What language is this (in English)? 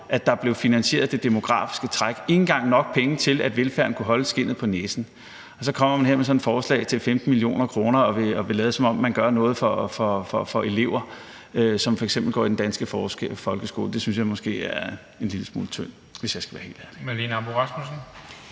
Danish